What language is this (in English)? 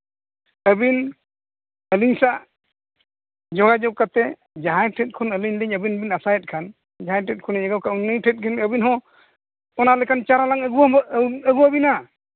Santali